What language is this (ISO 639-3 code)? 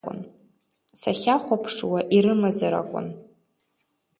abk